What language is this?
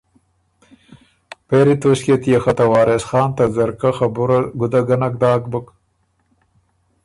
Ormuri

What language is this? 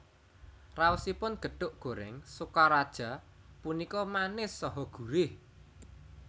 Javanese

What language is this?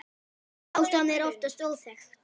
Icelandic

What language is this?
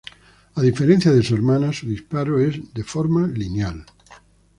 Spanish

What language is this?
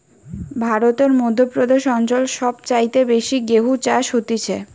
Bangla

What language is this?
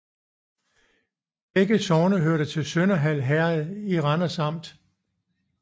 Danish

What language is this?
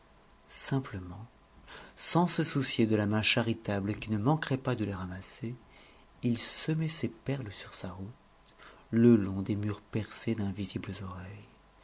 French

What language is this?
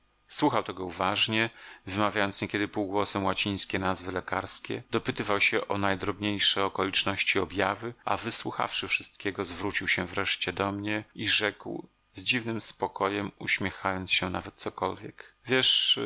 Polish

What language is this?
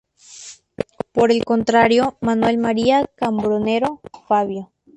Spanish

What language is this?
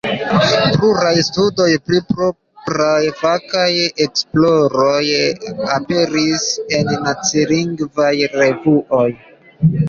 Esperanto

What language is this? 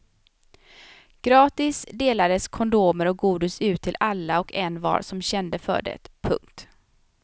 Swedish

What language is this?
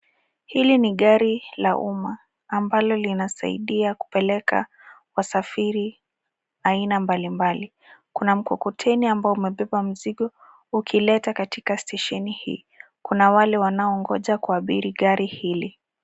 Swahili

